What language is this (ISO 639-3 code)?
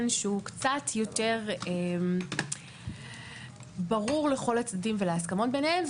heb